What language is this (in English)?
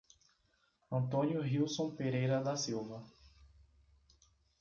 Portuguese